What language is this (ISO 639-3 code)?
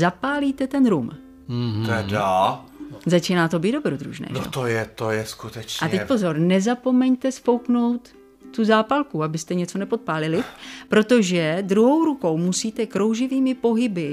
ces